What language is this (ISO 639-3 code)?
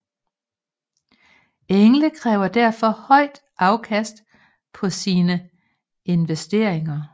dan